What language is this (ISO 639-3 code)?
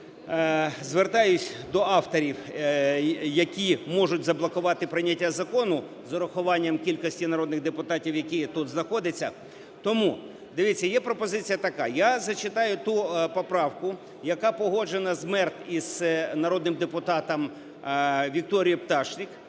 ukr